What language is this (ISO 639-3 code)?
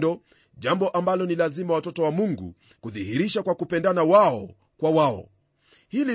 swa